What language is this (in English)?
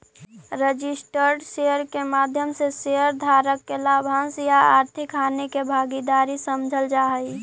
Magahi